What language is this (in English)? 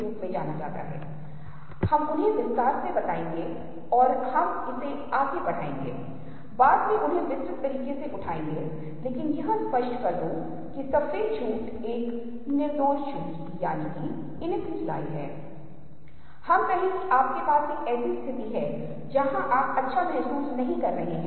Hindi